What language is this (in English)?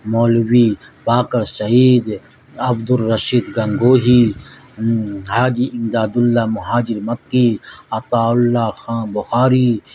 Urdu